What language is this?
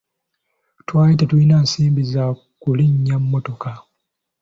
Ganda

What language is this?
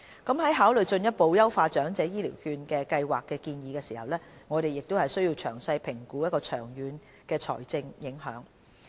Cantonese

